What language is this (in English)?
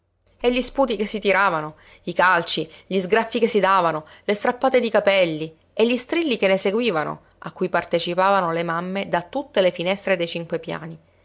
Italian